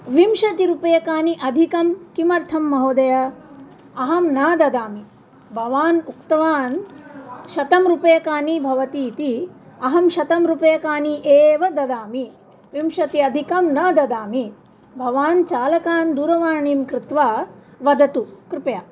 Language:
Sanskrit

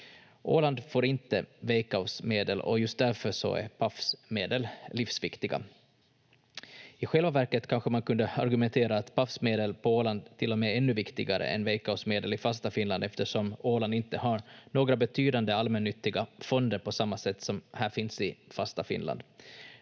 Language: Finnish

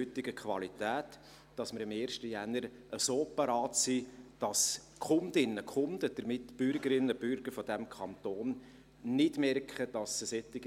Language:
Swiss German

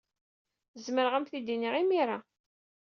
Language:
Kabyle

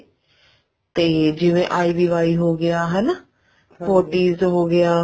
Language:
Punjabi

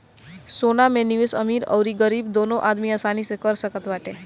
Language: Bhojpuri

